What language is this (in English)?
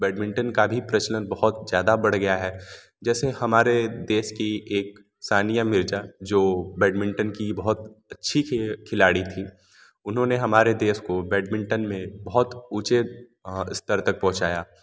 Hindi